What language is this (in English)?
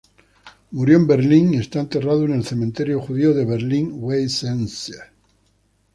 Spanish